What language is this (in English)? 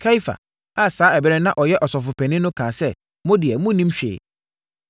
Akan